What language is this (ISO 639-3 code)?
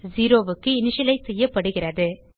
tam